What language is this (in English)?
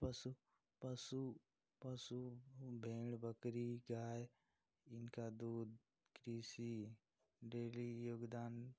Hindi